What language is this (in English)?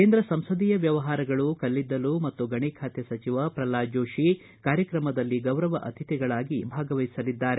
Kannada